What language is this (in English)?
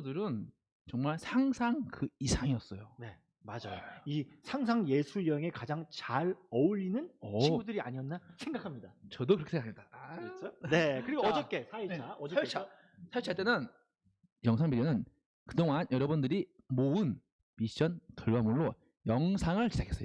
Korean